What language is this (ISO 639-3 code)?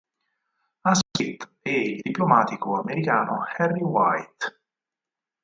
ita